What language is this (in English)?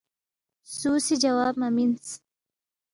Balti